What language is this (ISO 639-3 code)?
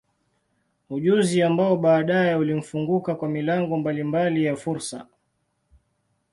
swa